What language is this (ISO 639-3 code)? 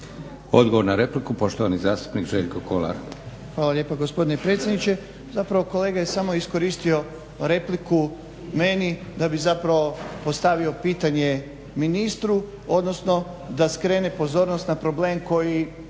hrv